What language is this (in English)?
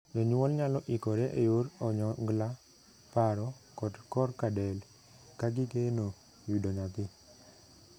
Luo (Kenya and Tanzania)